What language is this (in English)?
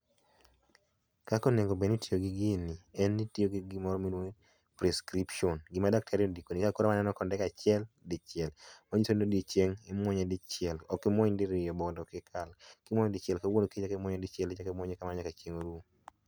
Luo (Kenya and Tanzania)